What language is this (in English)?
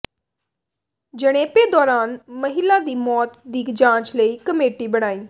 Punjabi